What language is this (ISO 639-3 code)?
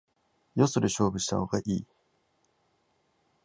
jpn